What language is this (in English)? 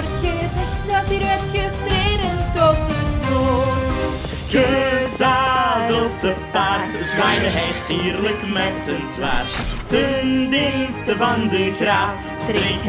Dutch